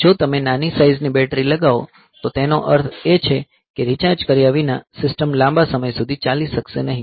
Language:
Gujarati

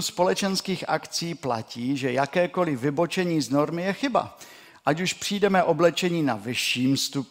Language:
Czech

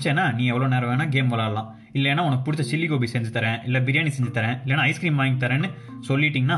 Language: Tamil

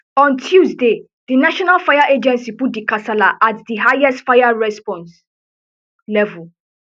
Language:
Nigerian Pidgin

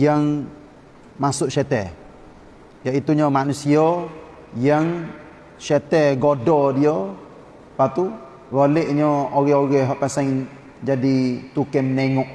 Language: Malay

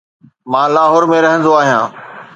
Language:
Sindhi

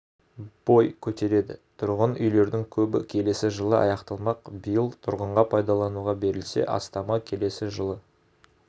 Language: Kazakh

